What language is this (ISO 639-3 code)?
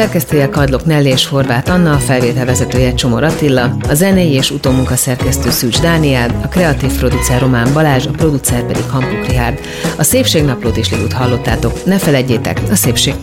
hun